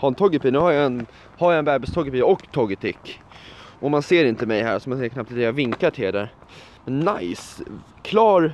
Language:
Swedish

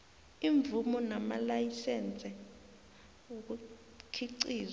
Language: South Ndebele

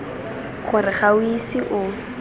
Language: Tswana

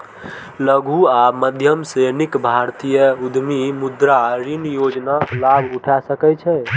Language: Maithili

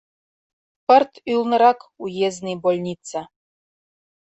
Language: Mari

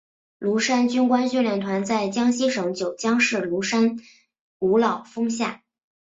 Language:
Chinese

